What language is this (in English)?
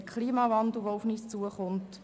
Swiss German